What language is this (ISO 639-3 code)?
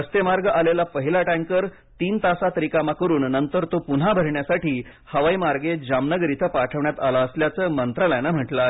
mar